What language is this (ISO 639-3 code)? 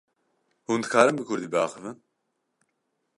kur